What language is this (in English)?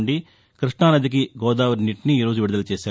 Telugu